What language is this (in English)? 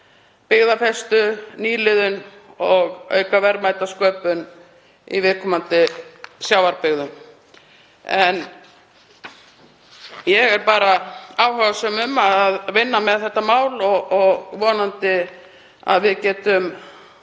Icelandic